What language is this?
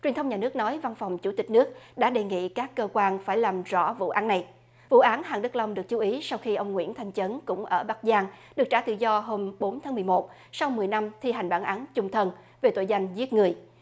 Vietnamese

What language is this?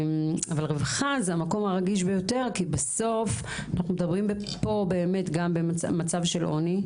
Hebrew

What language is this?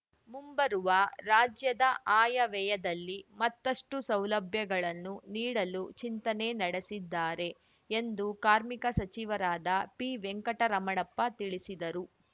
Kannada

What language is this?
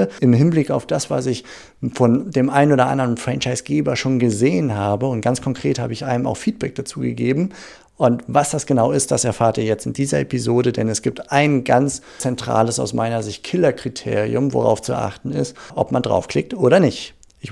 German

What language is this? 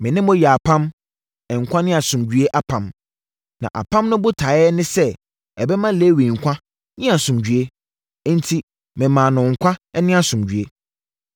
Akan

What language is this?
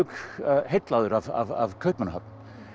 Icelandic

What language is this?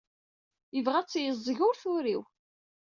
Kabyle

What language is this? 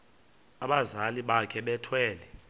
Xhosa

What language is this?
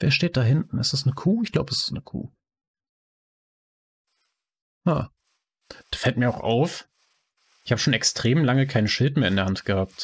German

